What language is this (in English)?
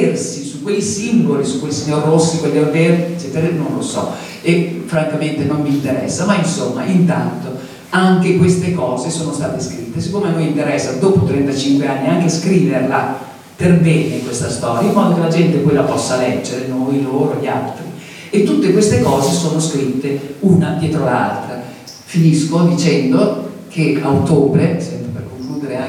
Italian